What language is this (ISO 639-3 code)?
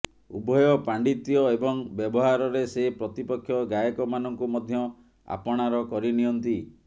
ori